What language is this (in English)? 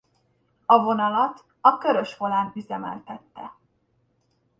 Hungarian